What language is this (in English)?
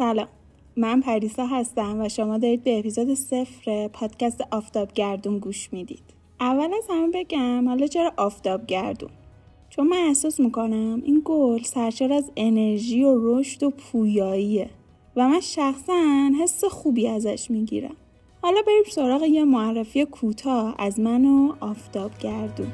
Persian